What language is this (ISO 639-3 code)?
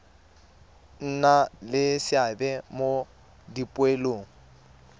tsn